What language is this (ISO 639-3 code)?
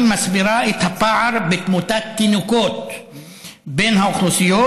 heb